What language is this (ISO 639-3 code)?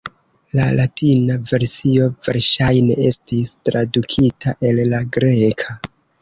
epo